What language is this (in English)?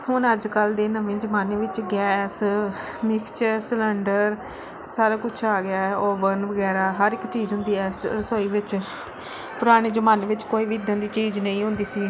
Punjabi